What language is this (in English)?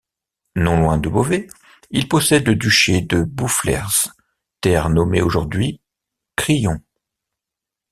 French